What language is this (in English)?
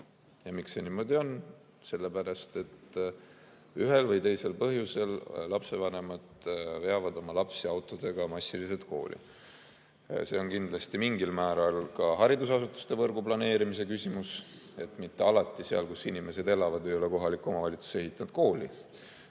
Estonian